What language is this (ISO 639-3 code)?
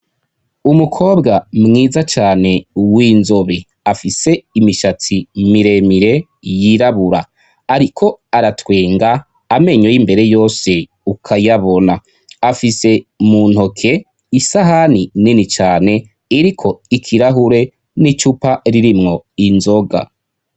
run